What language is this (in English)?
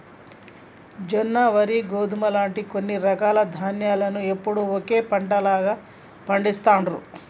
Telugu